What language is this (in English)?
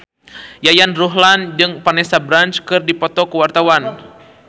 Sundanese